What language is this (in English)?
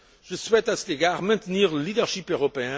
French